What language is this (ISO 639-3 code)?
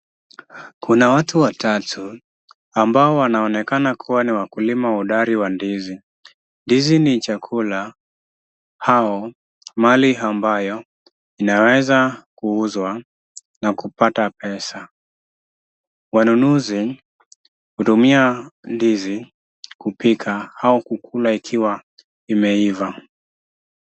swa